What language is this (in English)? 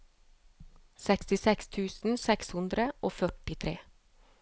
Norwegian